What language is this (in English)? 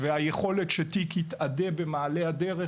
Hebrew